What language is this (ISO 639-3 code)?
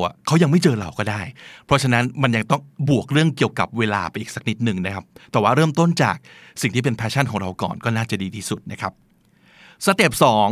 tha